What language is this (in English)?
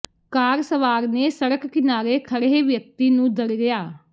Punjabi